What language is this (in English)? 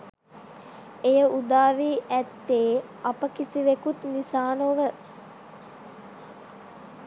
Sinhala